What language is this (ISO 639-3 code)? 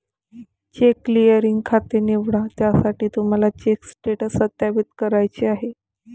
mar